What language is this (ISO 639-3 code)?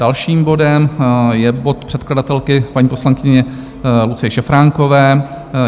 ces